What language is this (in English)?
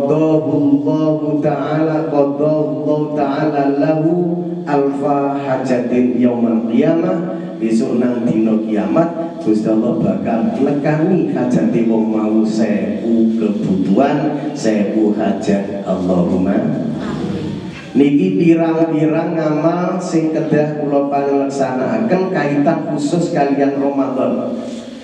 Indonesian